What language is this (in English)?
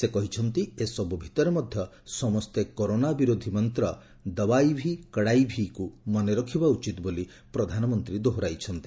Odia